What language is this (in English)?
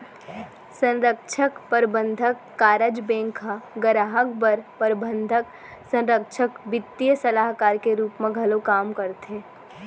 Chhattisgarhi